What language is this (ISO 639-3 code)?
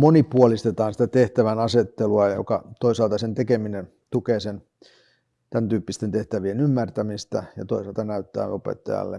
fin